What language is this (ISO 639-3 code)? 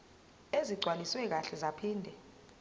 zul